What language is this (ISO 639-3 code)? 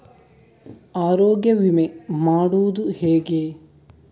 kan